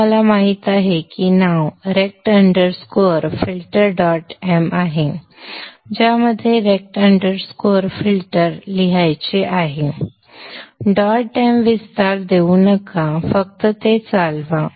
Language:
Marathi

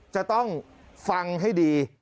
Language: Thai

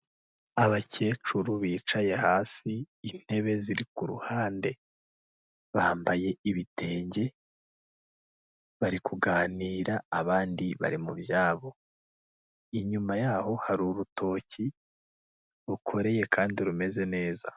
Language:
Kinyarwanda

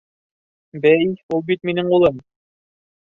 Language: Bashkir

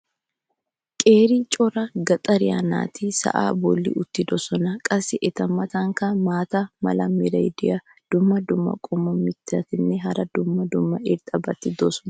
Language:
Wolaytta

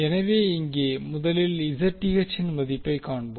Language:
Tamil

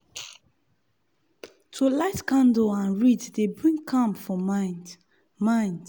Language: Nigerian Pidgin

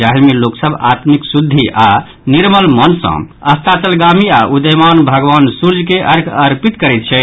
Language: Maithili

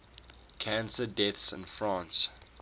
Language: English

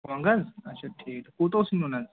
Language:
Kashmiri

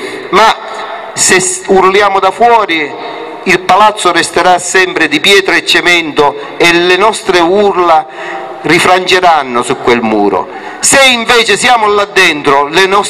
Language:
Italian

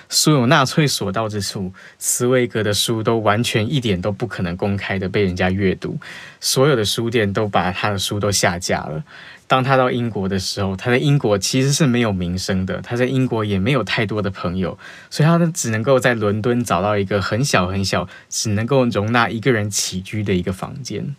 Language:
Chinese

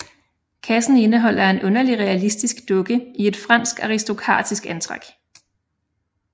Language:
Danish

